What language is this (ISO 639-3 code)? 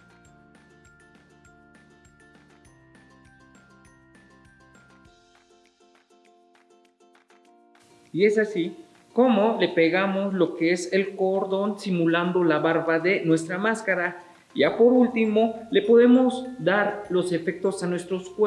spa